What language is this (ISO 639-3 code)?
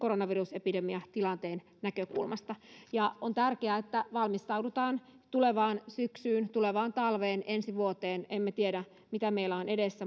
fin